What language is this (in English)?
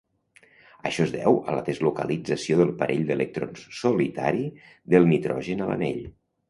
Catalan